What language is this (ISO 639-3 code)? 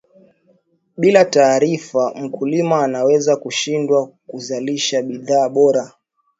swa